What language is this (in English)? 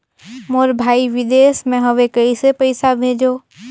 Chhattisgarhi